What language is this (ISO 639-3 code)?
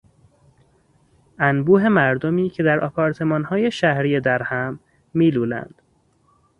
fas